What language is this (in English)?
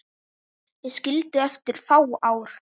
Icelandic